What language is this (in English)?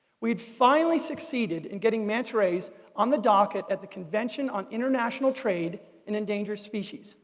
English